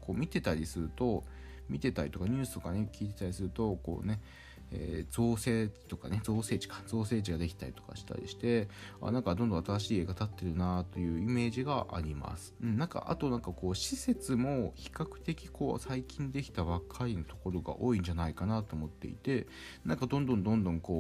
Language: Japanese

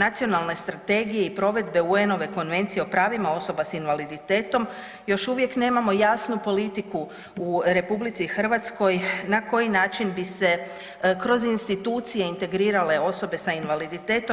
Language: Croatian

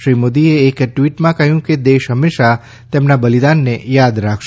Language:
Gujarati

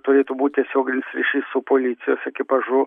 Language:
Lithuanian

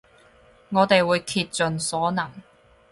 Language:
Cantonese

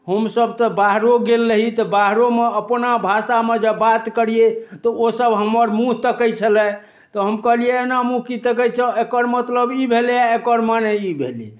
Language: Maithili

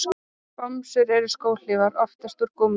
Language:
Icelandic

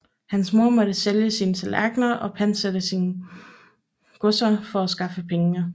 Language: Danish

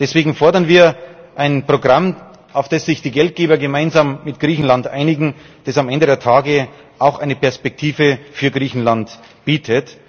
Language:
German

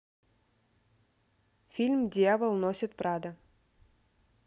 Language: Russian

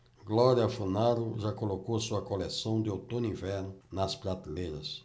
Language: Portuguese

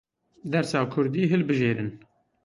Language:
Kurdish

